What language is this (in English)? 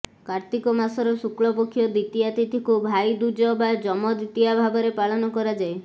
Odia